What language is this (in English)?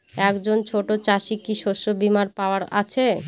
Bangla